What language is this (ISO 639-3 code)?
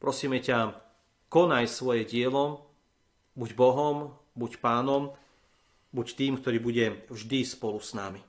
slk